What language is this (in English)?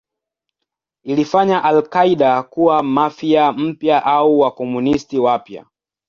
Swahili